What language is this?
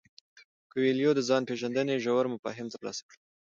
Pashto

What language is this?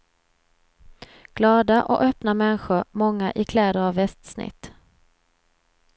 Swedish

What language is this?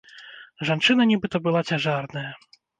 Belarusian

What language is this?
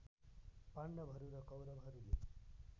Nepali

